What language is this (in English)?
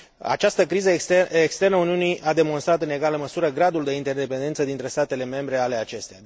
Romanian